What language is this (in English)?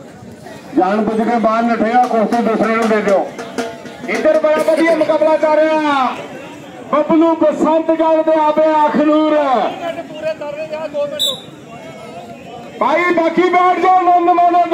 Punjabi